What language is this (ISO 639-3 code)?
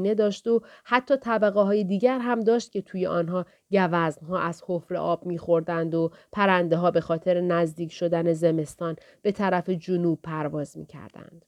fas